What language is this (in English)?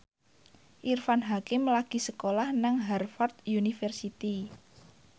Javanese